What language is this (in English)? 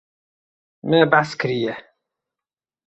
Kurdish